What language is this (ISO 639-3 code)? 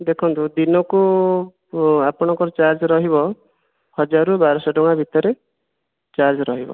ori